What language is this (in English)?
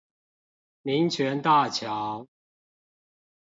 Chinese